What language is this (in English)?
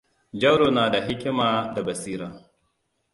Hausa